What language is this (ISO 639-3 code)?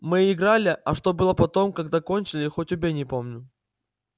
rus